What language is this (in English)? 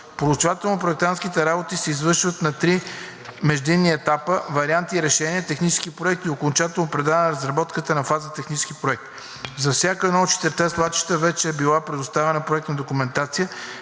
Bulgarian